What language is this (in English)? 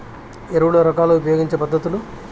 Telugu